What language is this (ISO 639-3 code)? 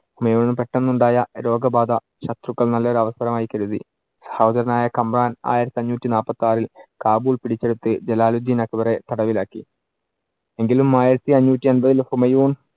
mal